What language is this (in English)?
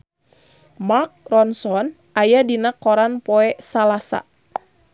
Sundanese